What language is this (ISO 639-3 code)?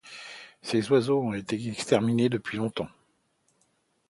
fra